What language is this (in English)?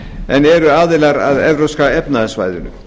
Icelandic